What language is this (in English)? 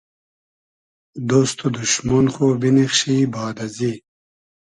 Hazaragi